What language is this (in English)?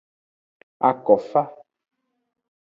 Aja (Benin)